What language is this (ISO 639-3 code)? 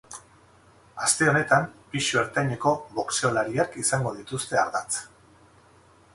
eus